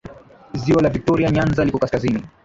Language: Swahili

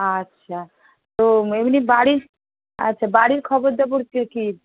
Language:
Bangla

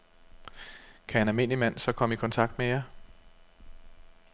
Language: Danish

